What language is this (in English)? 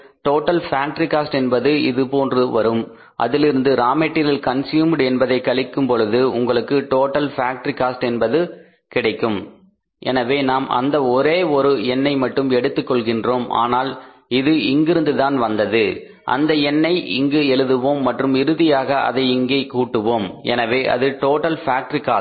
Tamil